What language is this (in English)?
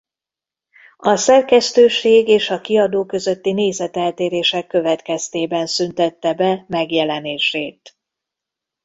Hungarian